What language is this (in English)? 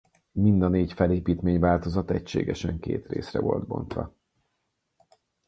Hungarian